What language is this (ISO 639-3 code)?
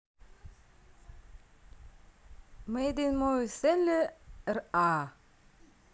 rus